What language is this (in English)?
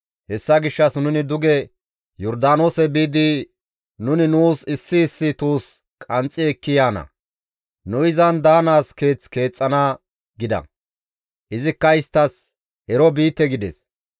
Gamo